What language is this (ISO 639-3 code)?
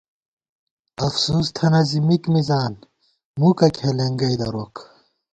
gwt